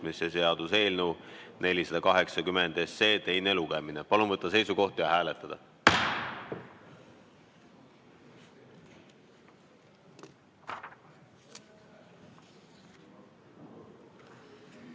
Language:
Estonian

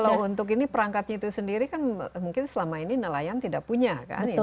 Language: Indonesian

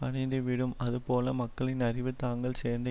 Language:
Tamil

